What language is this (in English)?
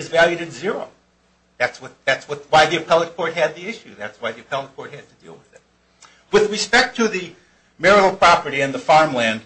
English